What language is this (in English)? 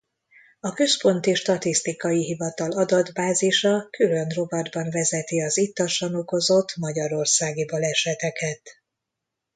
Hungarian